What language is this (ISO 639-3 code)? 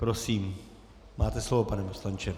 ces